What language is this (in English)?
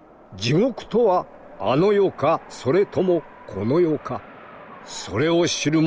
Japanese